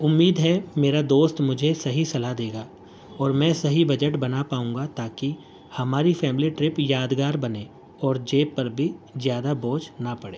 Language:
Urdu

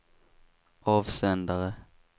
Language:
Swedish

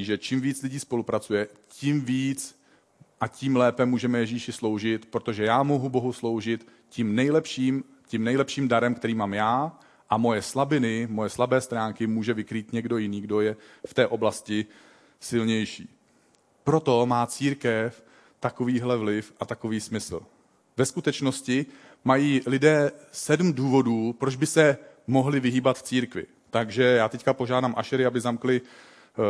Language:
Czech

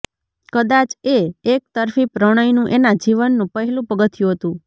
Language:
Gujarati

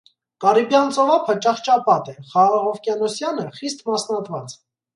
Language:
Armenian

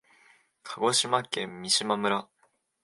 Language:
Japanese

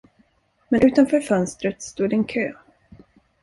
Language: Swedish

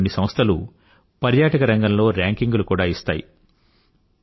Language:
Telugu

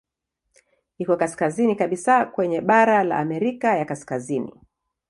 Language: Swahili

